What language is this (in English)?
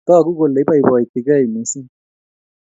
Kalenjin